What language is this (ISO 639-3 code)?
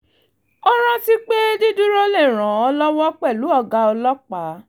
yor